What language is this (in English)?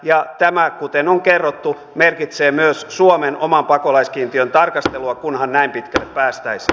Finnish